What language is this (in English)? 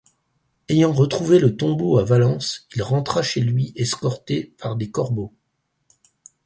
French